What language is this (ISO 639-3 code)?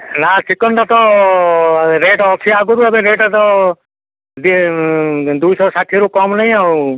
ori